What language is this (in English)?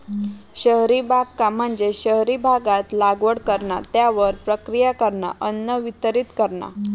Marathi